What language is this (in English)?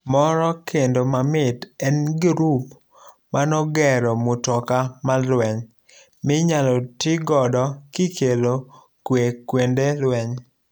Luo (Kenya and Tanzania)